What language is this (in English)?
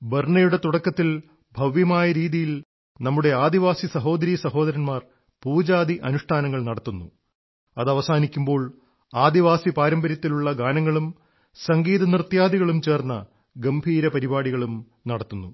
Malayalam